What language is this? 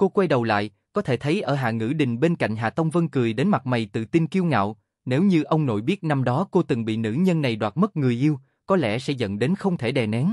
Vietnamese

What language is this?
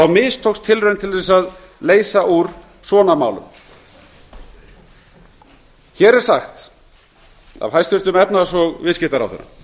Icelandic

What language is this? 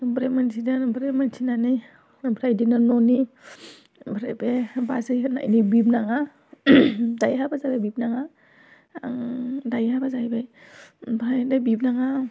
Bodo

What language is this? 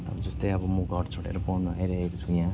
Nepali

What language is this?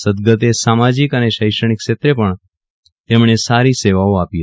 Gujarati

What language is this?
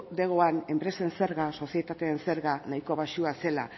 Basque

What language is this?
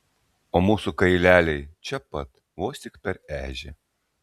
Lithuanian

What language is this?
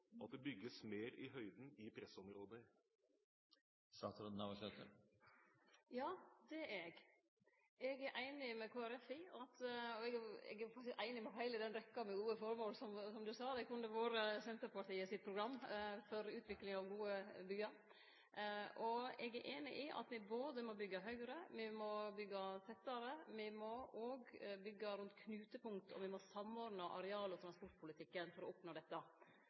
Norwegian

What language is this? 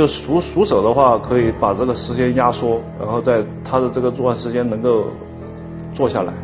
Chinese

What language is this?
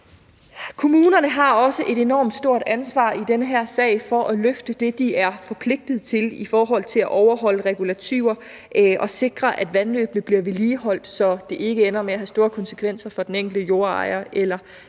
Danish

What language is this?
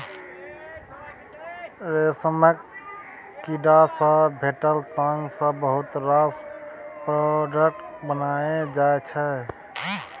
Maithili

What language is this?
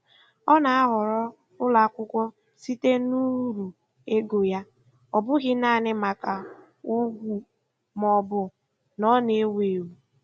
Igbo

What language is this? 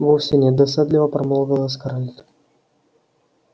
Russian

